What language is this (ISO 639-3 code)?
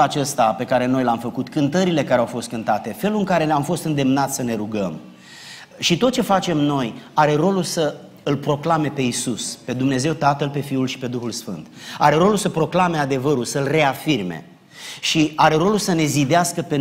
ron